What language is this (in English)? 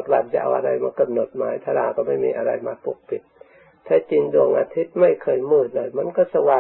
Thai